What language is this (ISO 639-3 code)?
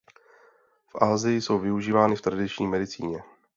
ces